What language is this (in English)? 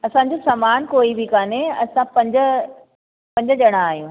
Sindhi